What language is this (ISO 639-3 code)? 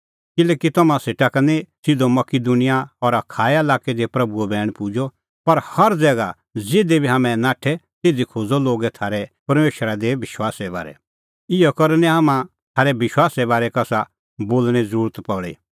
kfx